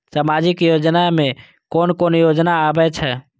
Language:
Maithili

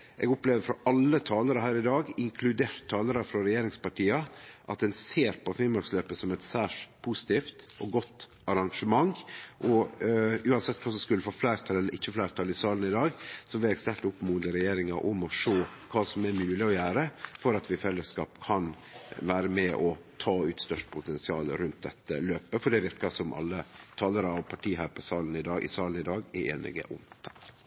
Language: Norwegian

